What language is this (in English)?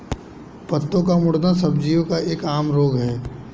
Hindi